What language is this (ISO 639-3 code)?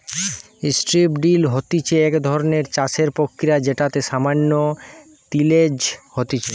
ben